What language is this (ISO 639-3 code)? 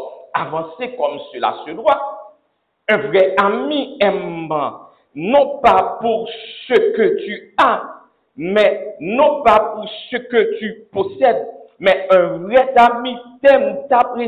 fra